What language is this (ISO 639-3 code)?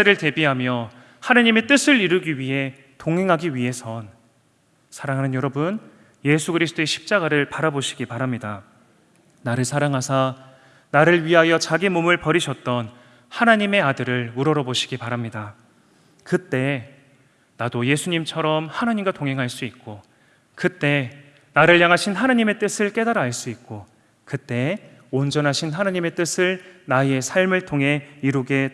kor